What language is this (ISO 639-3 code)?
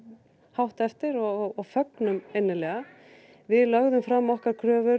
isl